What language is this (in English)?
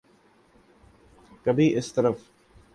Urdu